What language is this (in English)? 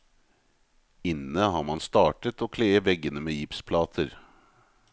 Norwegian